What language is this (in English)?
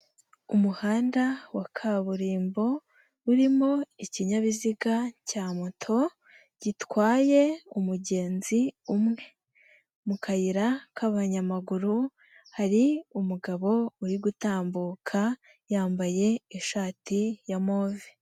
Kinyarwanda